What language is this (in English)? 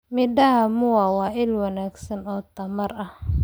Somali